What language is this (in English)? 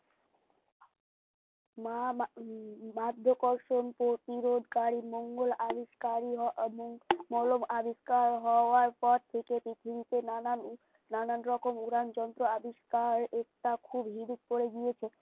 Bangla